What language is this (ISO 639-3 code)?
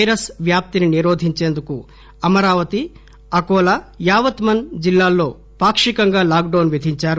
tel